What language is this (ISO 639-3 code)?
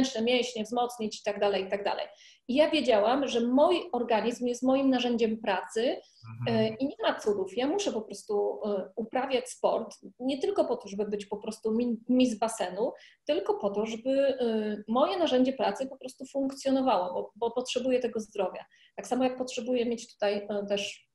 pol